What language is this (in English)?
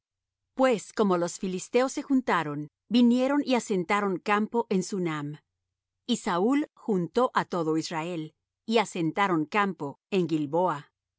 Spanish